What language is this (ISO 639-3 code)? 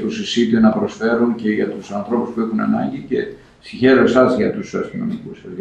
ell